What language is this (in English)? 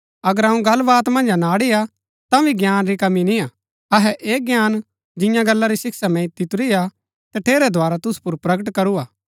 Gaddi